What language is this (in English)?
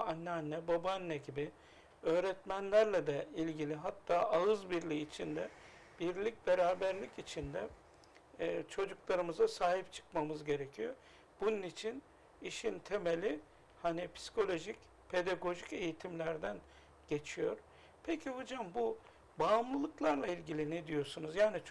Turkish